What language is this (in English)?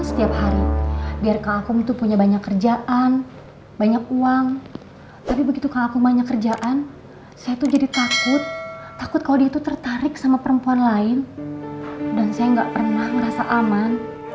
Indonesian